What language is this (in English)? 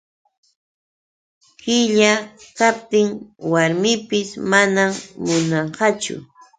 Yauyos Quechua